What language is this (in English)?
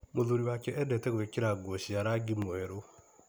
Kikuyu